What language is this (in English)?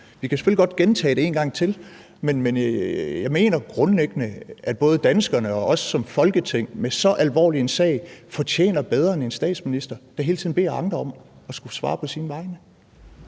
Danish